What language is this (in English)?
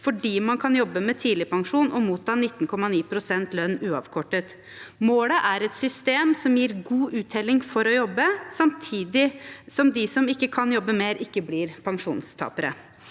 Norwegian